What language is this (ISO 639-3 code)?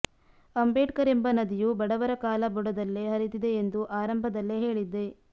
kan